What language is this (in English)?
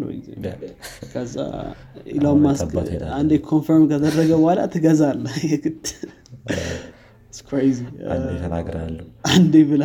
Amharic